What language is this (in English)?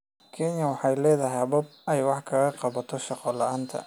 Somali